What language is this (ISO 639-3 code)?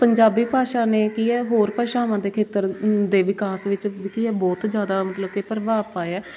pan